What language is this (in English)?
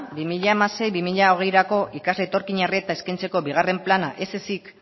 Basque